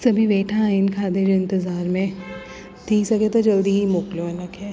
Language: Sindhi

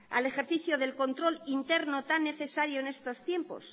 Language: Spanish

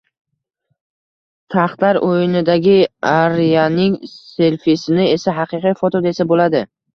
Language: Uzbek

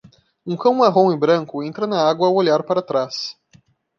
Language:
Portuguese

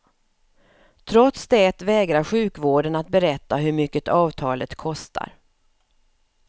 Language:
Swedish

